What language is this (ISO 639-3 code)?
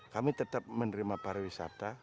ind